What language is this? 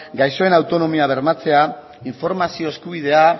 Basque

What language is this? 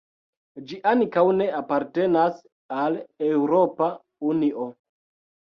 Esperanto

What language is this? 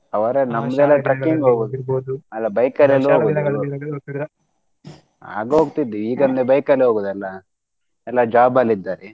Kannada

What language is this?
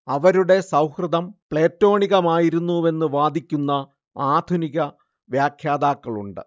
Malayalam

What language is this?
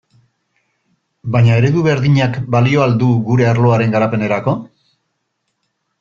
Basque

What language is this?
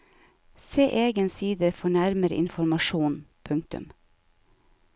Norwegian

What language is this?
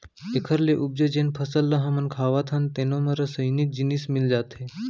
Chhattisgarhi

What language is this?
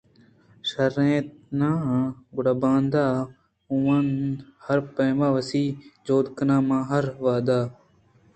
Eastern Balochi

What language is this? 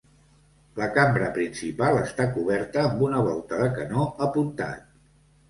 Catalan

